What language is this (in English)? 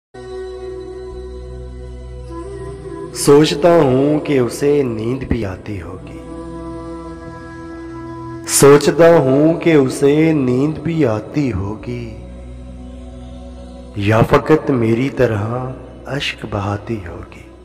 Hindi